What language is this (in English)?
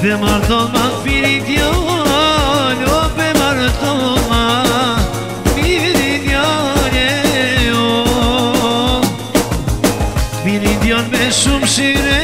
Bulgarian